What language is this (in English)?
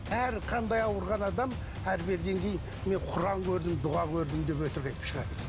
Kazakh